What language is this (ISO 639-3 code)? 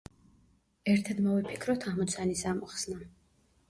kat